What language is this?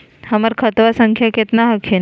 Magahi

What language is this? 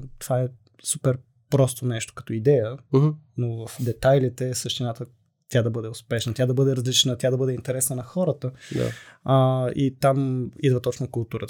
Bulgarian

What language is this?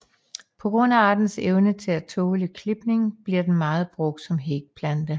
Danish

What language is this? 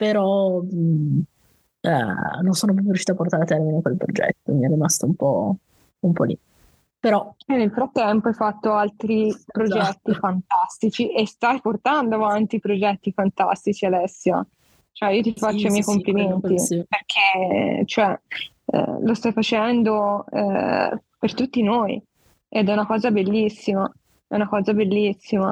Italian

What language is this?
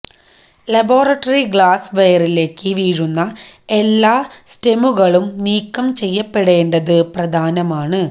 Malayalam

